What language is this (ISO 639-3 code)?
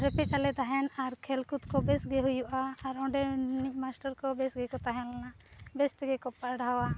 sat